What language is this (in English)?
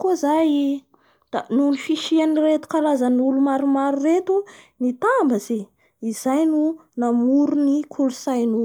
Bara Malagasy